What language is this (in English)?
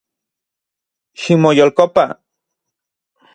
Central Puebla Nahuatl